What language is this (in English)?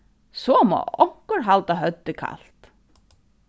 Faroese